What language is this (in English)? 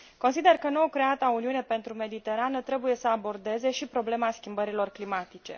Romanian